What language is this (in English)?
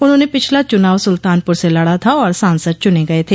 Hindi